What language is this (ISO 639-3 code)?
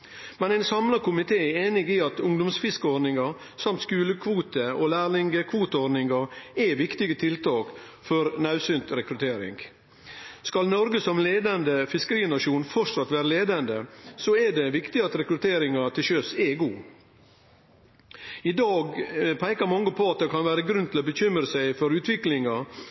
nno